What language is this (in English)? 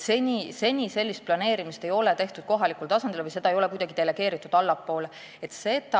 Estonian